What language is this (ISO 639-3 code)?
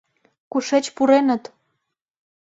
chm